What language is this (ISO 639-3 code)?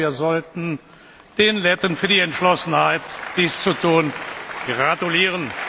deu